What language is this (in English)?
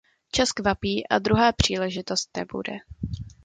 Czech